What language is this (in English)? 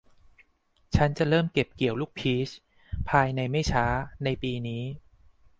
Thai